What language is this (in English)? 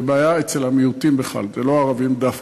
Hebrew